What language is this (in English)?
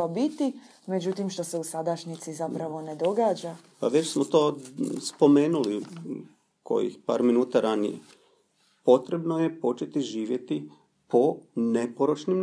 Croatian